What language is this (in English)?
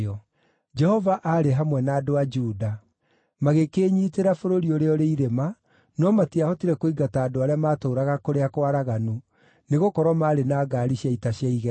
Kikuyu